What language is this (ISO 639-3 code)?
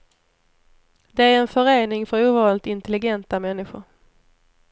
swe